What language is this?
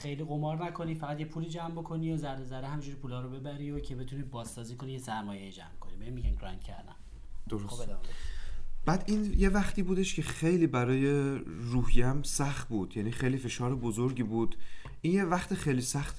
Persian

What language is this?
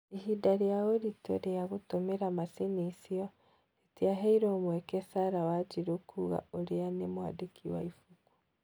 Kikuyu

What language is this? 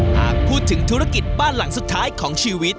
Thai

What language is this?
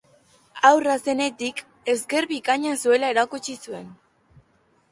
Basque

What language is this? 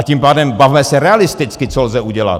Czech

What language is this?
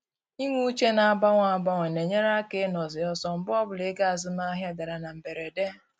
Igbo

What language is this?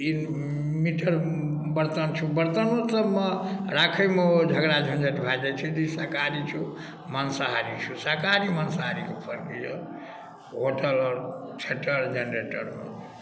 Maithili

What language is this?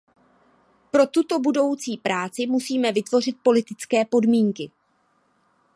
Czech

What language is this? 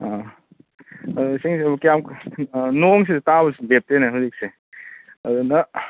Manipuri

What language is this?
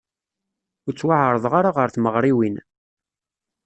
Kabyle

